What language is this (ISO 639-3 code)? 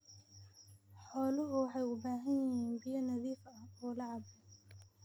som